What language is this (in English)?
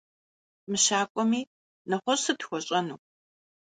Kabardian